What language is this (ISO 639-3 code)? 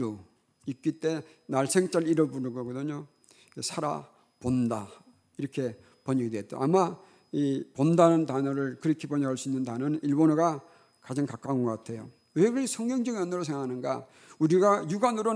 kor